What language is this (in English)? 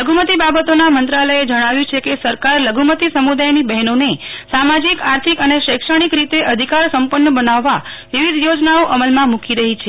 Gujarati